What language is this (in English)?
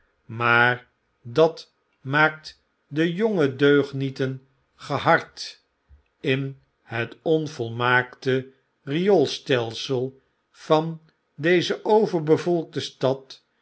Dutch